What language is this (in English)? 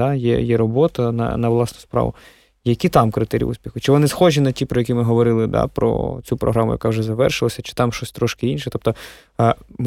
Ukrainian